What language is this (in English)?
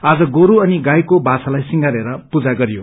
Nepali